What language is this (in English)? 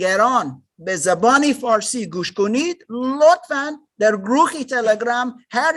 Persian